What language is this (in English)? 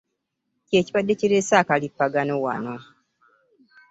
Ganda